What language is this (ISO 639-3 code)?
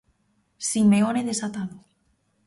glg